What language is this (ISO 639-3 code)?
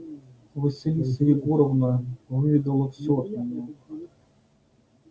rus